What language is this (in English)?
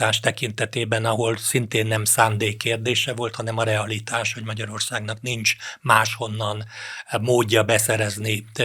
Hungarian